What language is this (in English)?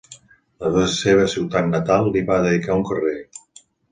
Catalan